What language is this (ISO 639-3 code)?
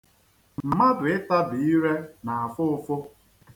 ibo